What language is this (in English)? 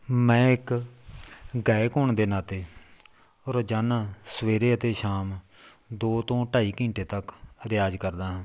Punjabi